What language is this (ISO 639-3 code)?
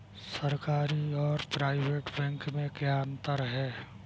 hin